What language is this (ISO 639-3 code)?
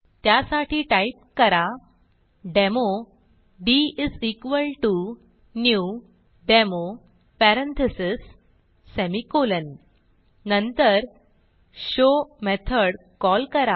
mar